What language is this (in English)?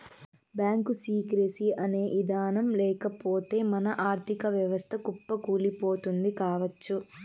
Telugu